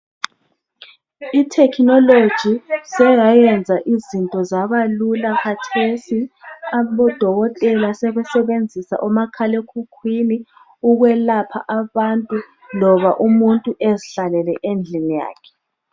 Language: North Ndebele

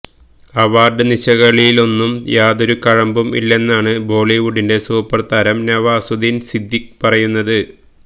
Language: Malayalam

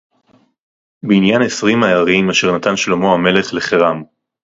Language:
Hebrew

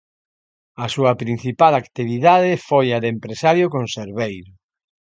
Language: Galician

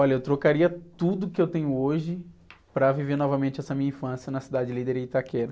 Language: Portuguese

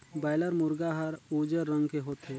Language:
Chhattisgarhi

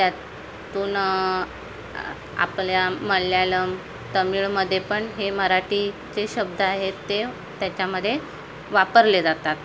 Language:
Marathi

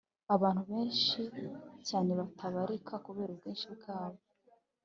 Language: Kinyarwanda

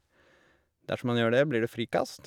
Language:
Norwegian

